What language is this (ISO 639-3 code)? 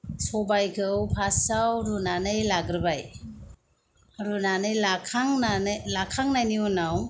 brx